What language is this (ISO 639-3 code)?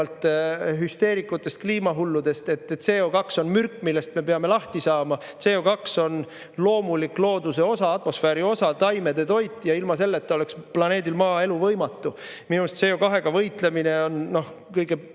est